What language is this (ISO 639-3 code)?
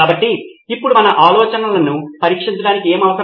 tel